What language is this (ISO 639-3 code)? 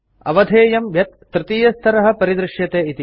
san